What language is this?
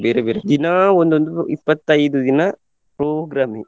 Kannada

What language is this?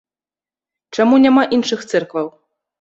Belarusian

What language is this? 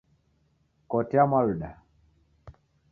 Taita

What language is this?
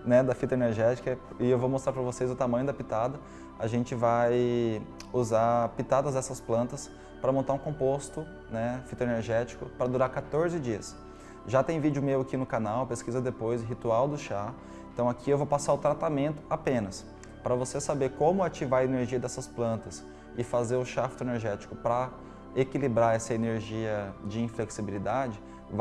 Portuguese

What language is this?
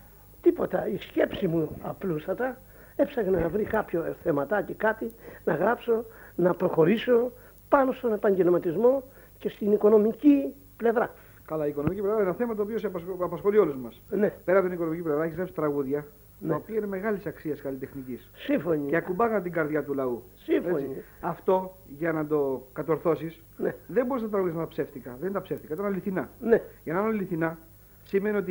Greek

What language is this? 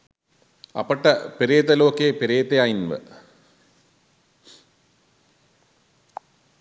Sinhala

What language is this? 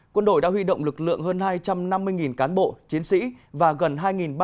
Vietnamese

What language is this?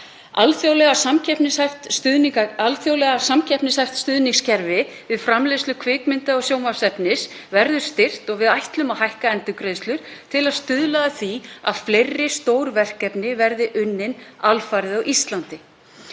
Icelandic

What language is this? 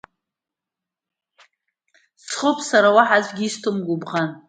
Abkhazian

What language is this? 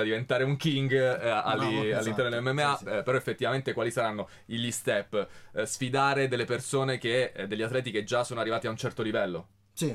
Italian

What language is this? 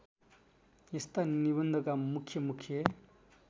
Nepali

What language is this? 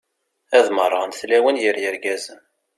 Kabyle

